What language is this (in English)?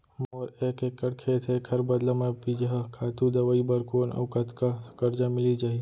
Chhattisgarhi